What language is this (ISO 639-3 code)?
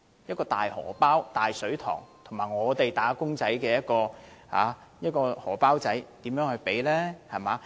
yue